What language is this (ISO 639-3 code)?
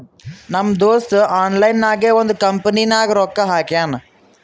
kan